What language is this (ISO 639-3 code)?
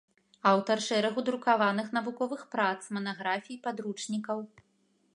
bel